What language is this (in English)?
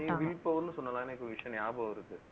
Tamil